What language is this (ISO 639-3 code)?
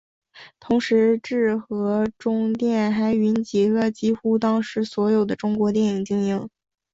zho